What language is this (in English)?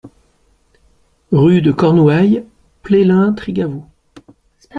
French